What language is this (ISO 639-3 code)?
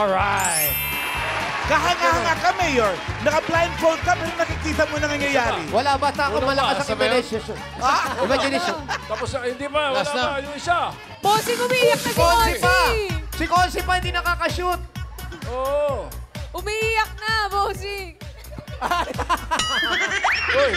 fil